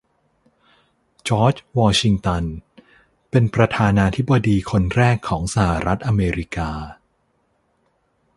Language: Thai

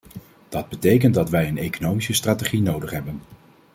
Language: Dutch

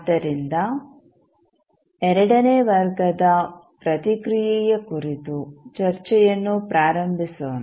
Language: Kannada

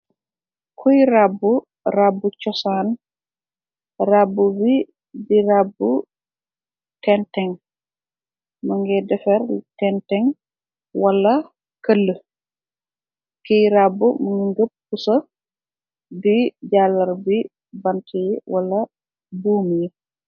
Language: Wolof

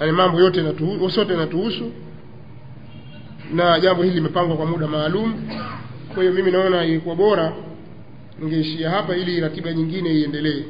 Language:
Swahili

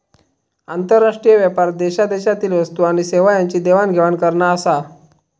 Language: Marathi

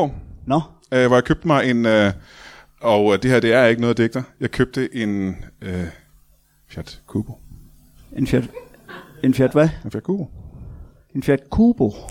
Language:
Danish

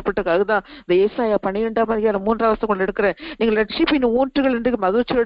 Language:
Thai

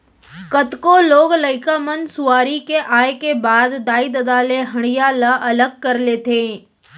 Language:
Chhattisgarhi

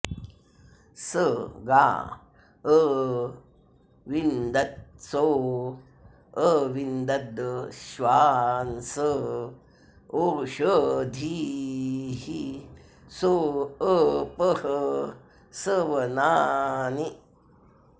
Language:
Sanskrit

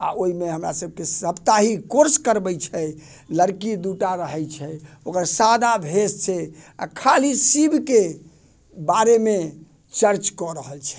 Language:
Maithili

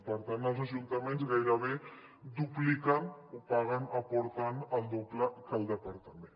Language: Catalan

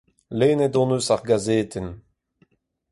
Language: Breton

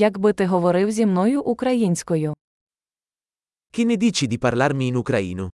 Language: Ukrainian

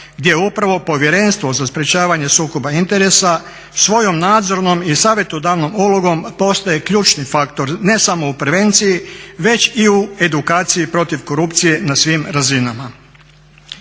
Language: Croatian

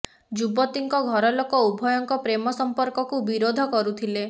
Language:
Odia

